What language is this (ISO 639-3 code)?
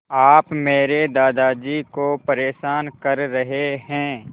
hin